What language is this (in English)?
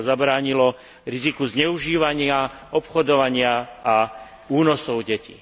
Slovak